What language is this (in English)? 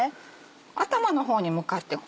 Japanese